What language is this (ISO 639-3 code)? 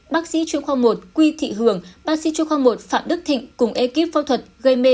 vie